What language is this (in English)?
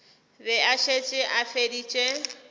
Northern Sotho